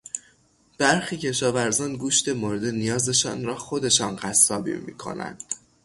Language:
Persian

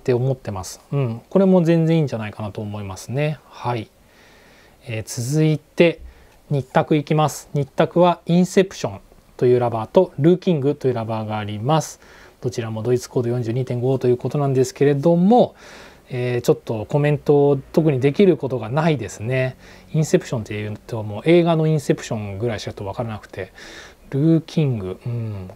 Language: Japanese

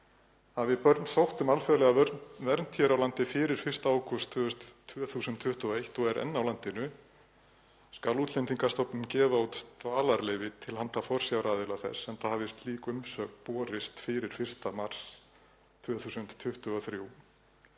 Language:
Icelandic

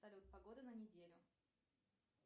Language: Russian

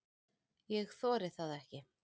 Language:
Icelandic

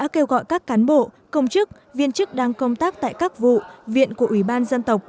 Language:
Vietnamese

